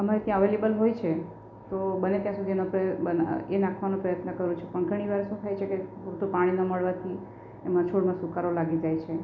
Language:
Gujarati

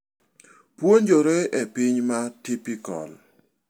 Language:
Luo (Kenya and Tanzania)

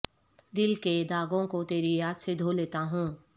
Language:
Urdu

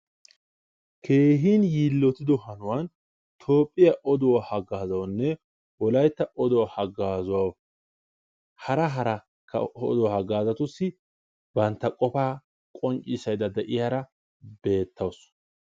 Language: Wolaytta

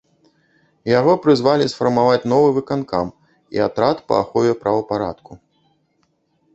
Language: Belarusian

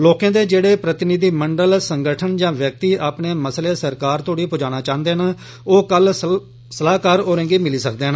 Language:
Dogri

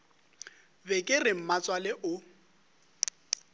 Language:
Northern Sotho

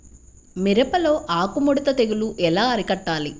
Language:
Telugu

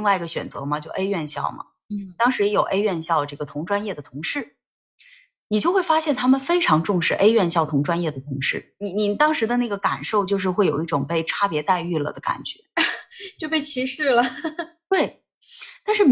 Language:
Chinese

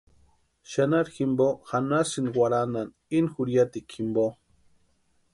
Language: Western Highland Purepecha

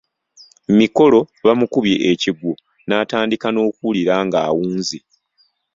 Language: Ganda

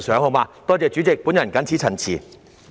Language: Cantonese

